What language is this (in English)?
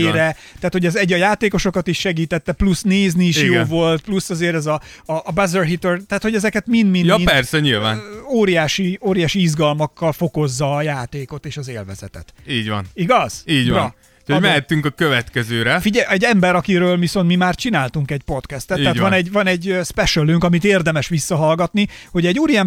Hungarian